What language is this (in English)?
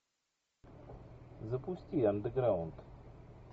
Russian